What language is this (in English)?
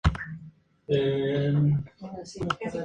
Spanish